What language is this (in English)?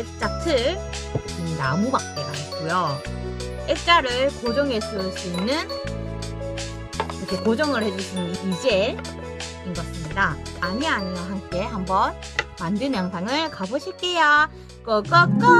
Korean